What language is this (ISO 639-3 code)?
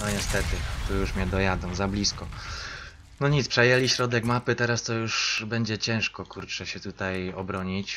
pol